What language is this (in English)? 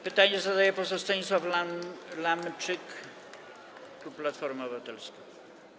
Polish